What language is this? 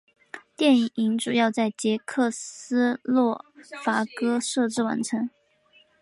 Chinese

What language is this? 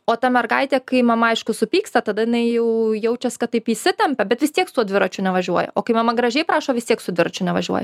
Lithuanian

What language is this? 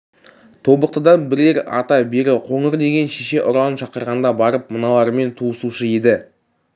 Kazakh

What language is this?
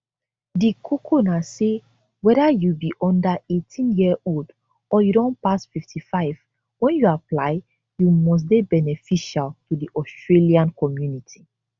Nigerian Pidgin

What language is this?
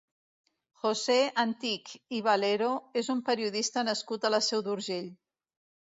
Catalan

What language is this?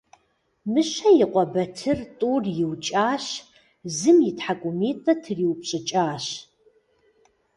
Kabardian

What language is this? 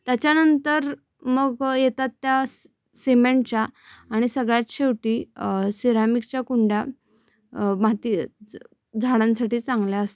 Marathi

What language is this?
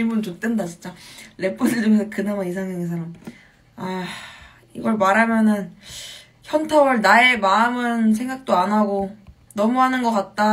Korean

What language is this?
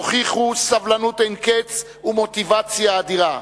Hebrew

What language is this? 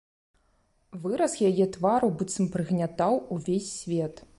Belarusian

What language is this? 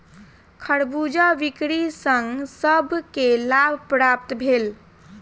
Maithili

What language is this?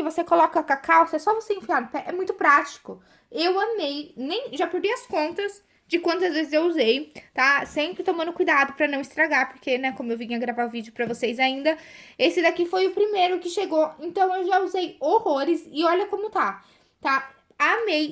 Portuguese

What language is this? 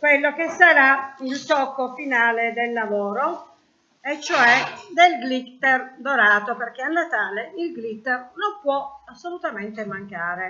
Italian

